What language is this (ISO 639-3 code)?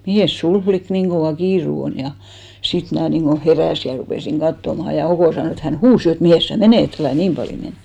fin